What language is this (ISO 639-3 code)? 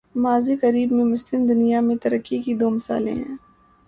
urd